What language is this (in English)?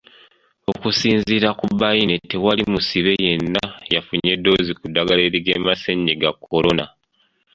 Ganda